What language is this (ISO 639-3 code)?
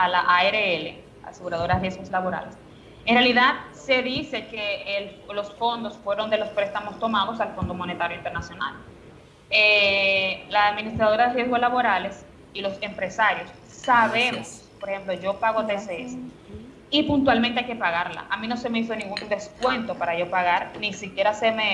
spa